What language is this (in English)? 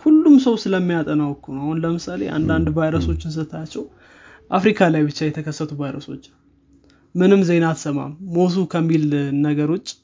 Amharic